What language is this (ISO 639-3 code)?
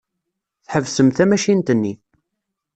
kab